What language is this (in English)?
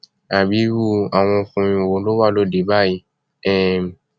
Yoruba